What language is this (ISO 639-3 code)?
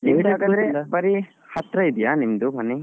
kan